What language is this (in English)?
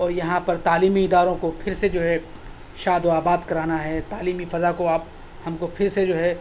Urdu